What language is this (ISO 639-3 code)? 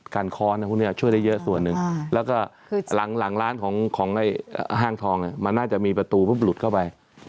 tha